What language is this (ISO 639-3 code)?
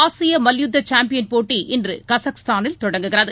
tam